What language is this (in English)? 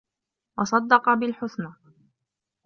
Arabic